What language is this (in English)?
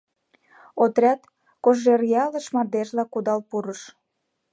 Mari